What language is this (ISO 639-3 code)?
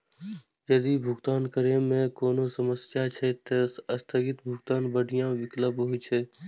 mai